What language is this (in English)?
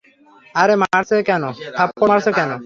Bangla